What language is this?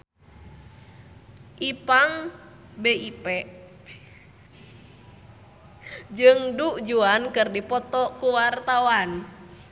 Sundanese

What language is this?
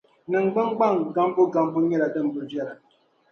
Dagbani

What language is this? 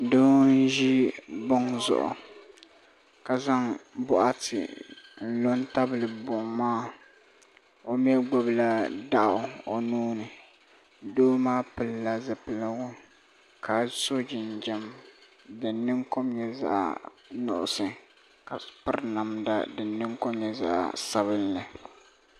Dagbani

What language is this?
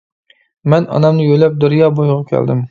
Uyghur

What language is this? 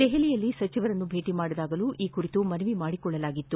Kannada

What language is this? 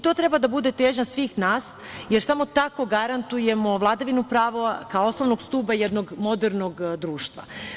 Serbian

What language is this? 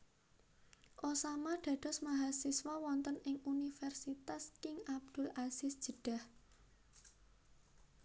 Javanese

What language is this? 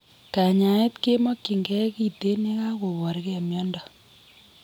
Kalenjin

